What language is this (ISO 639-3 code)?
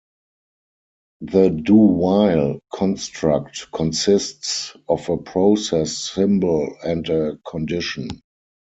eng